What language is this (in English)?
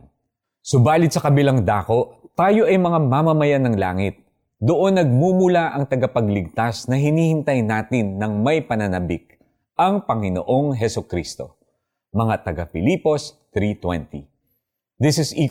Filipino